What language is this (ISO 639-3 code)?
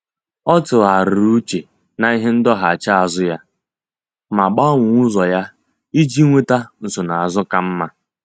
ibo